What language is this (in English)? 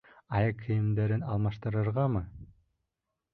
Bashkir